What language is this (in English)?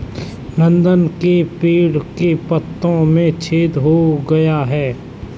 Hindi